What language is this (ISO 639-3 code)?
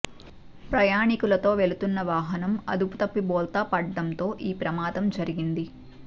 tel